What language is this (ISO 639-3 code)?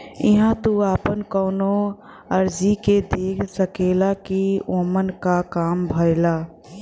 bho